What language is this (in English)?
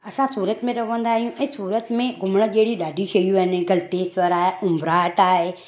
Sindhi